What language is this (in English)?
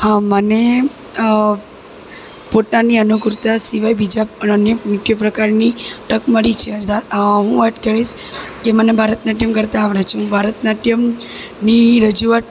Gujarati